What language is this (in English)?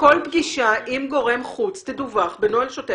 Hebrew